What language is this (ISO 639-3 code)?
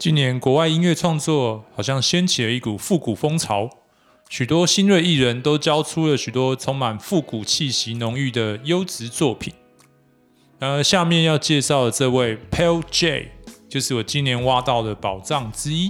zho